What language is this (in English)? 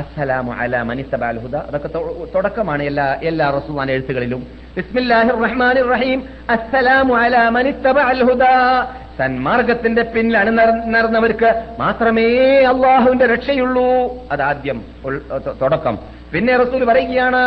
Malayalam